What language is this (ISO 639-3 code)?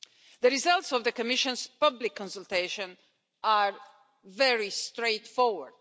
eng